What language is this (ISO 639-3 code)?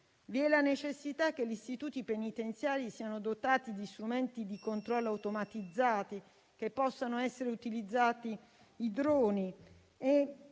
ita